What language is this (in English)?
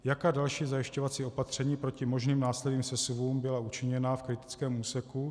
Czech